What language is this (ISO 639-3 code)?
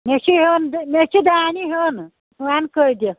kas